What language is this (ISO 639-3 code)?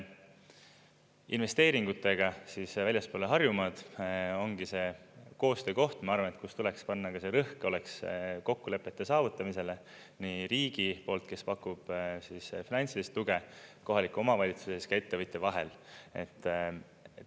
est